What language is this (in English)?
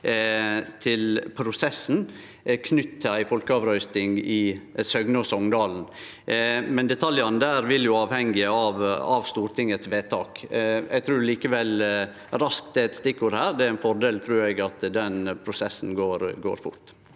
Norwegian